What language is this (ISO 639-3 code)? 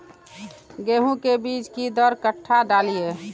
mai